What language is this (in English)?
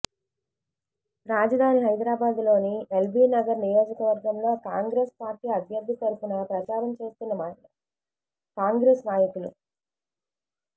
Telugu